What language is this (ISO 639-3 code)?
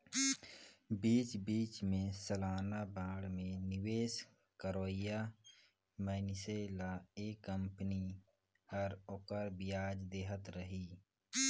hne